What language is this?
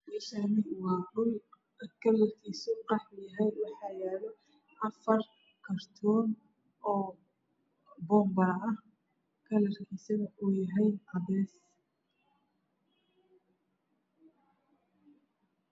Somali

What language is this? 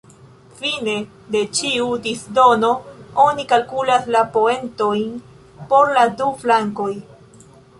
Esperanto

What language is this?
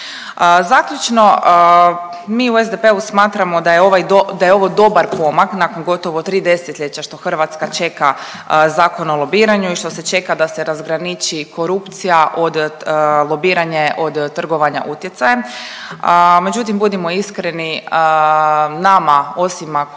Croatian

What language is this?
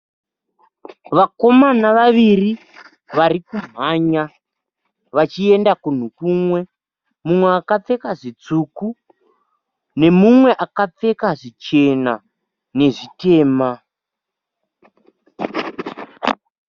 Shona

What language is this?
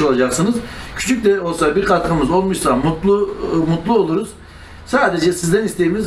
Turkish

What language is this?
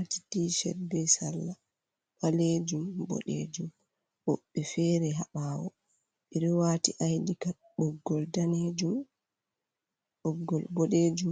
Fula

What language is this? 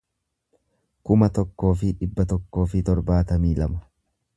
Oromo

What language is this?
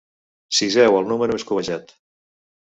Catalan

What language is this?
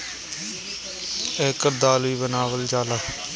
Bhojpuri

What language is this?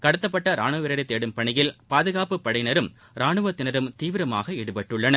Tamil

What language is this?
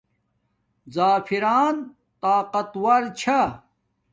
Domaaki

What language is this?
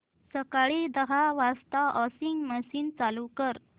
Marathi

